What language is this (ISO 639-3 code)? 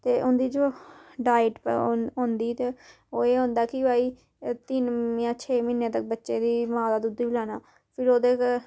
doi